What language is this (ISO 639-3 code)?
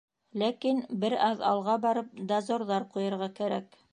bak